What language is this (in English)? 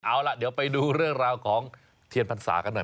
Thai